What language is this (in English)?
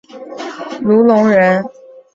Chinese